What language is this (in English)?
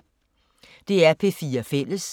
Danish